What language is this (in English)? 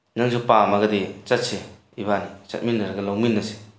Manipuri